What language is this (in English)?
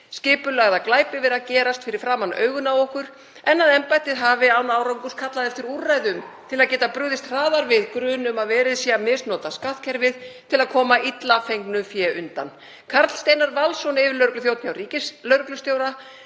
Icelandic